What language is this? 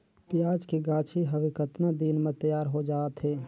Chhattisgarhi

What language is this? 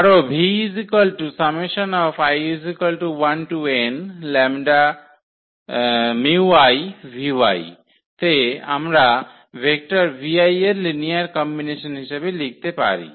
Bangla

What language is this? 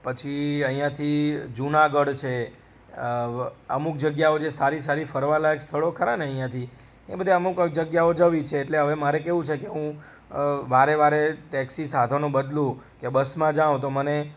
Gujarati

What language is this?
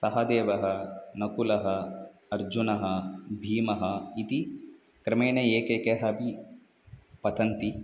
Sanskrit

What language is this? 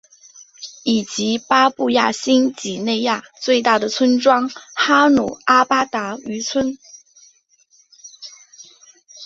Chinese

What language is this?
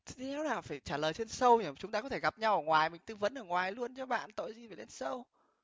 Vietnamese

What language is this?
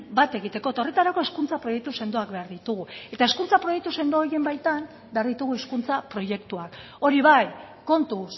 Basque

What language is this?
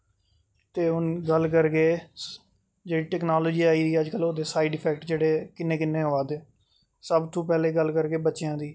Dogri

